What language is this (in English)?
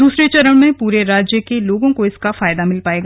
Hindi